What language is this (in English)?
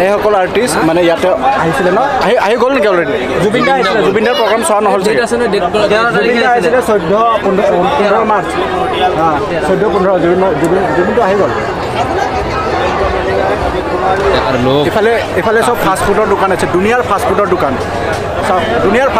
Indonesian